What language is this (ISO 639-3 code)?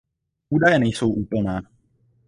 ces